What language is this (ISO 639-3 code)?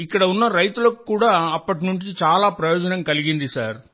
tel